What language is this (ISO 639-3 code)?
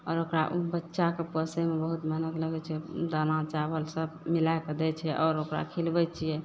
mai